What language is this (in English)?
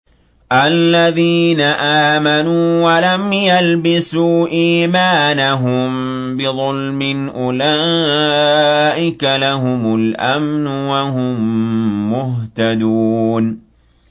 Arabic